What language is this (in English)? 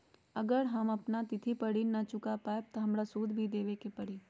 Magahi